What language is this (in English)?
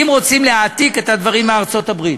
Hebrew